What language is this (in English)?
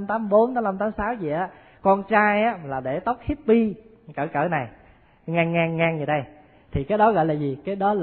Vietnamese